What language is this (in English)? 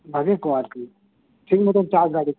Santali